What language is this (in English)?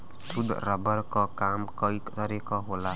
Bhojpuri